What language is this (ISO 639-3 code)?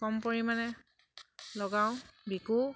asm